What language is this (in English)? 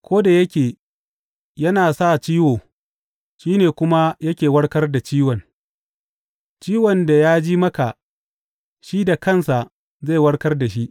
Hausa